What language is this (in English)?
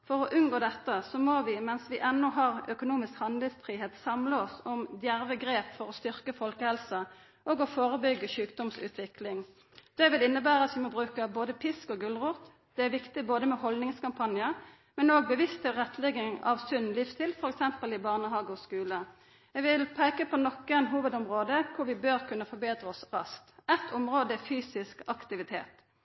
Norwegian Nynorsk